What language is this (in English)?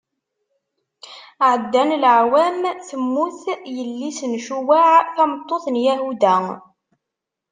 Kabyle